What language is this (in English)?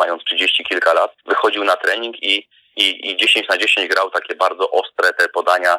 Polish